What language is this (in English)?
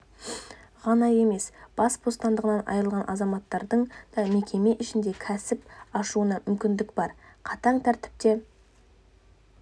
Kazakh